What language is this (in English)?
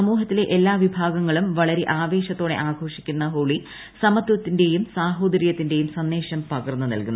Malayalam